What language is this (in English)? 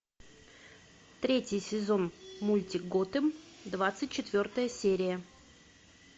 Russian